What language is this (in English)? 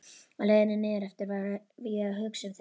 Icelandic